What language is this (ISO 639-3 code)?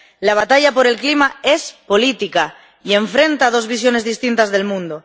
spa